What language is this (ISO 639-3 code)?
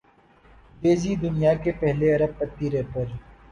urd